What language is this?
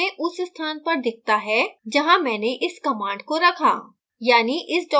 Hindi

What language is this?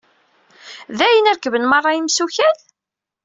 Kabyle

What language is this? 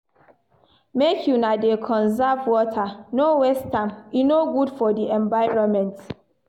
Nigerian Pidgin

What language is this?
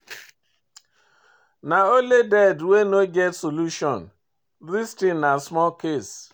Nigerian Pidgin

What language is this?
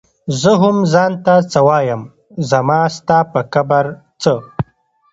Pashto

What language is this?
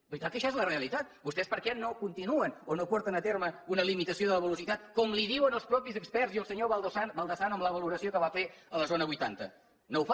Catalan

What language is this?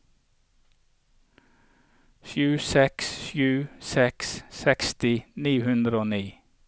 Norwegian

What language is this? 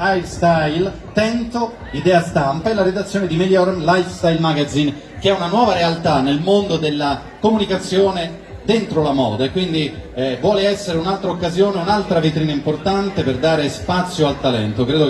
Italian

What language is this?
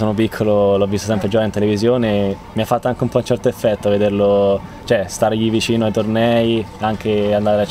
Italian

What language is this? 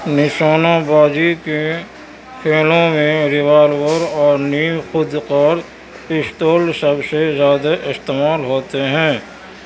Urdu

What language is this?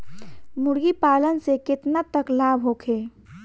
Bhojpuri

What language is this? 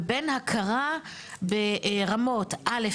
Hebrew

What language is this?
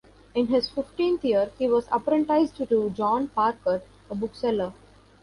English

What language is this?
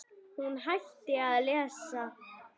Icelandic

